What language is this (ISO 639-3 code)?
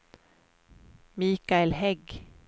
swe